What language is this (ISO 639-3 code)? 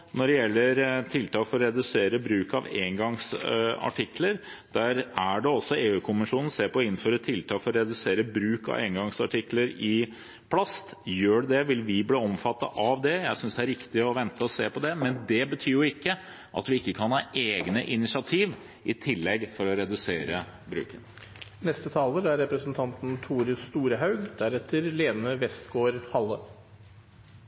nor